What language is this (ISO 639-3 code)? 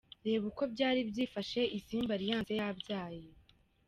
kin